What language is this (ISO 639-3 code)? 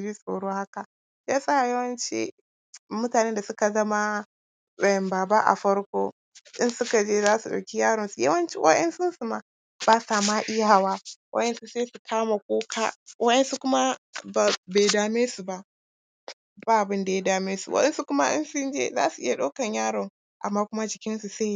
hau